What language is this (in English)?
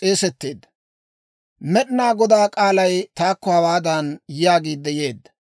Dawro